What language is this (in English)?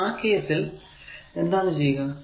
Malayalam